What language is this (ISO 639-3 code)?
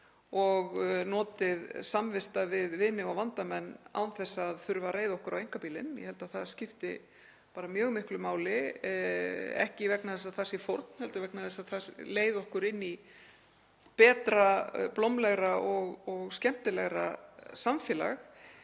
isl